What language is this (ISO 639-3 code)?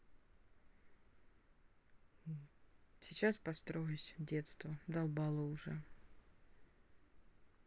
rus